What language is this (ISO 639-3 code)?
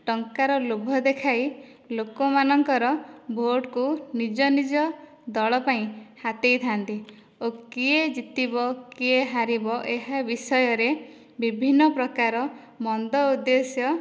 ori